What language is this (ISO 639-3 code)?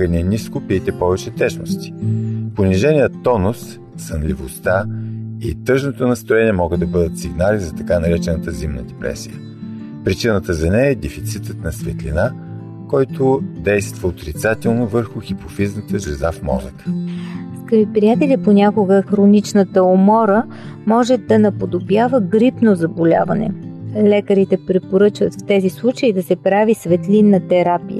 bul